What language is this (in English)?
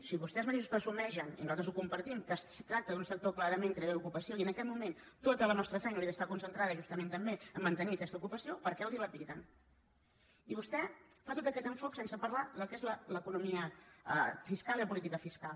Catalan